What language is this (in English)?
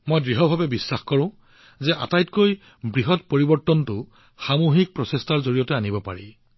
Assamese